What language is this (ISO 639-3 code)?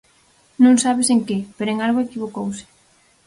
glg